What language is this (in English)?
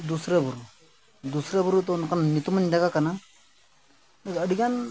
Santali